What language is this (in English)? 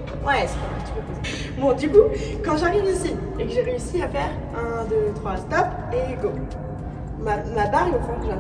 French